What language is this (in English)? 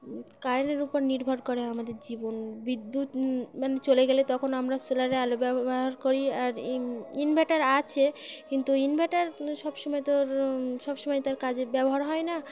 Bangla